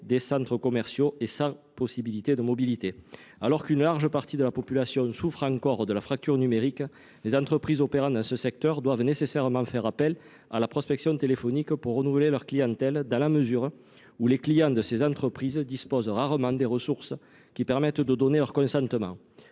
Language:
French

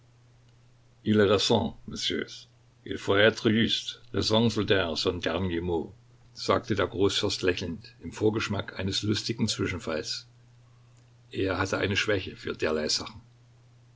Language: German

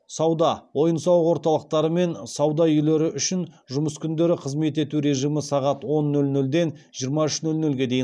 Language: Kazakh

